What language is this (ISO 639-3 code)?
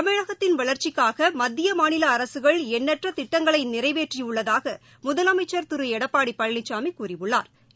tam